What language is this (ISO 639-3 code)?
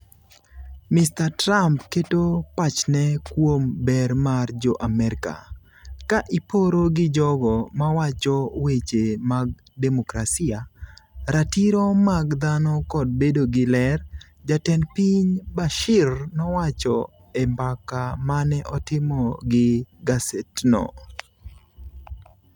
luo